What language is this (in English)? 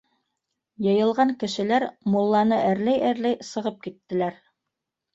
Bashkir